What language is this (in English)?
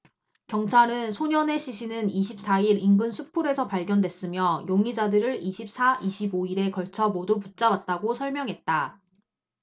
Korean